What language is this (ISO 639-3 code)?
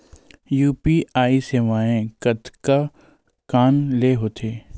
hne